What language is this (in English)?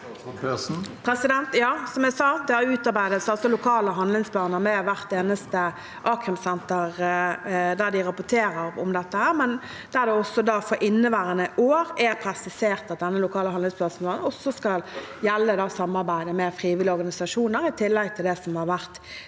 Norwegian